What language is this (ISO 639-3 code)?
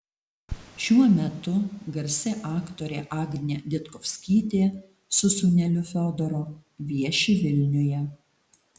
lit